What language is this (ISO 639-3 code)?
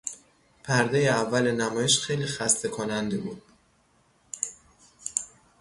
fas